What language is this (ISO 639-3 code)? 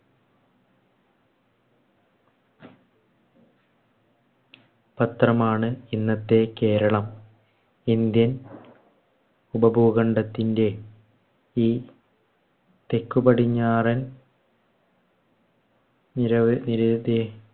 mal